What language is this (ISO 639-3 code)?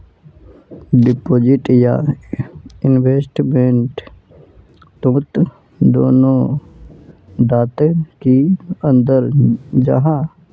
mag